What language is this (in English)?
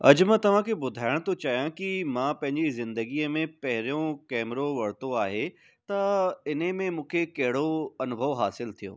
Sindhi